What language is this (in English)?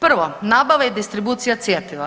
Croatian